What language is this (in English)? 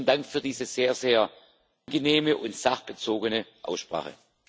German